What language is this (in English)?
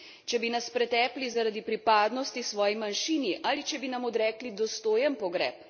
Slovenian